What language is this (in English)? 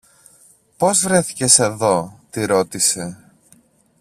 Greek